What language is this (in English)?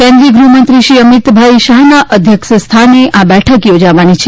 Gujarati